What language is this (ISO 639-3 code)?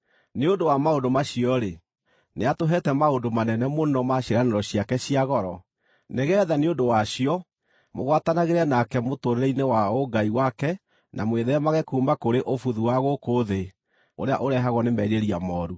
kik